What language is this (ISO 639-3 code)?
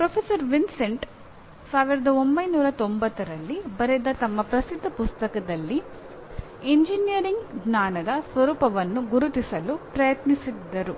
kan